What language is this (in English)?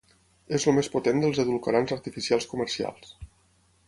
Catalan